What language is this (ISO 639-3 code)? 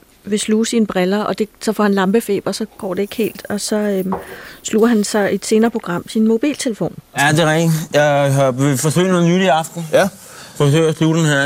dan